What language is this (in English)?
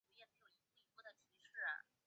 Chinese